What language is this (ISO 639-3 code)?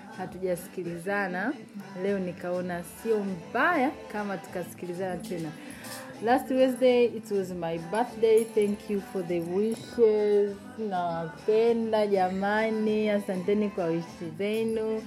swa